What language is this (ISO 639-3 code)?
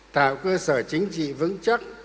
vie